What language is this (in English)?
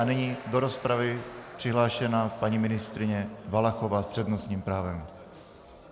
Czech